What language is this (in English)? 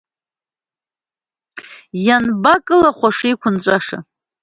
Abkhazian